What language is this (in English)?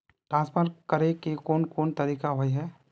Magahi